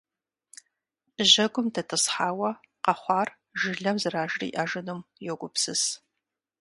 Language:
Kabardian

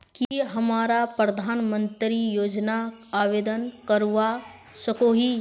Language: Magahi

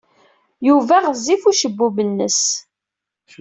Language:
Kabyle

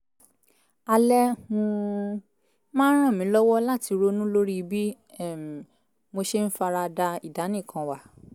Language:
Yoruba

